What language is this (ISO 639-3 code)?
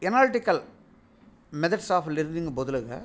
tel